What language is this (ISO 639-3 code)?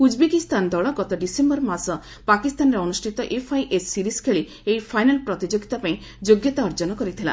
ori